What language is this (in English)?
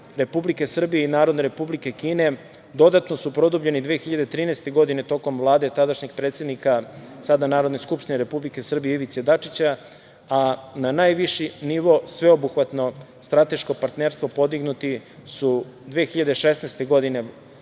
Serbian